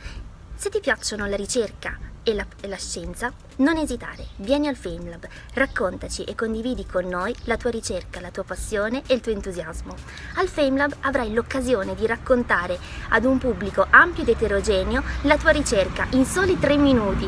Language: Italian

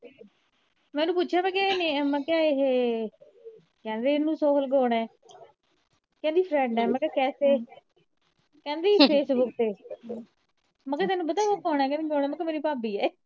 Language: Punjabi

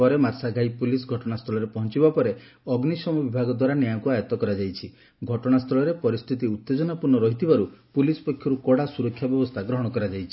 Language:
Odia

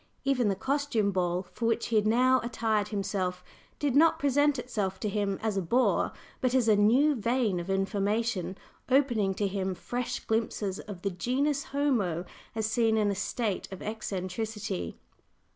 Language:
English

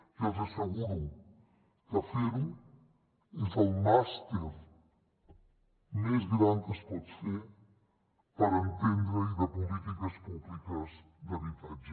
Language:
Catalan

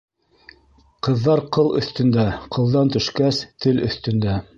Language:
Bashkir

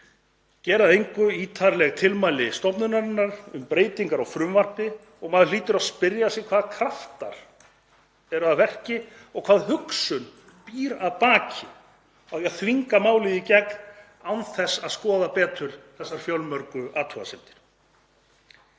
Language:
Icelandic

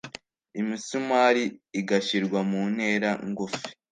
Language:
Kinyarwanda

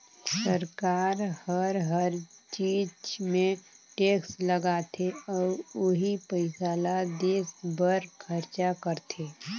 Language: Chhattisgarhi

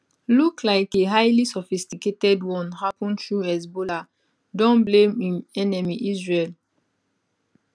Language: Nigerian Pidgin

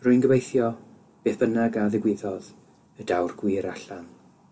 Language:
Welsh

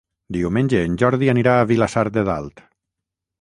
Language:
Catalan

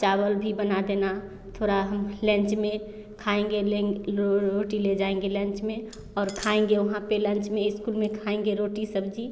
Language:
Hindi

